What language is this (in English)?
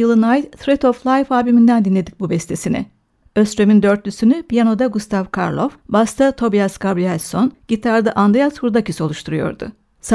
Turkish